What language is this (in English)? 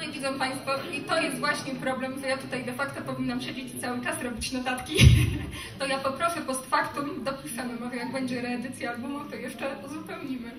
Polish